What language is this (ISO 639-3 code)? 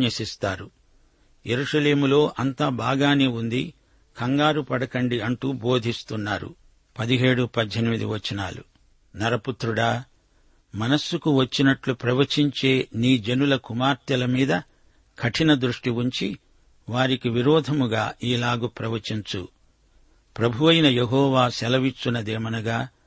tel